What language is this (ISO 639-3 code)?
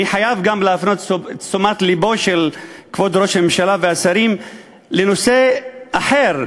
heb